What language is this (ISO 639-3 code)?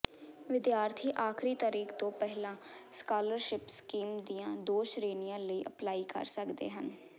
pan